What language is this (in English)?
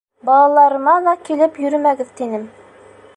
Bashkir